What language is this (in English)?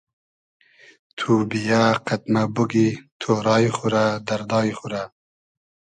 Hazaragi